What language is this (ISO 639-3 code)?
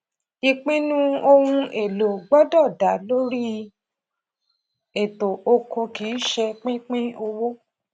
yor